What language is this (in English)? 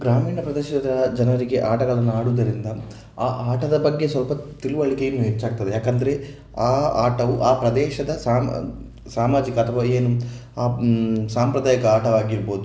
Kannada